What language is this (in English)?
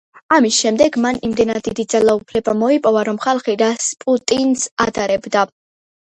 Georgian